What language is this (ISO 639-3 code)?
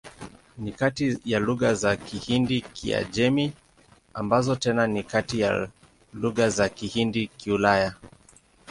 swa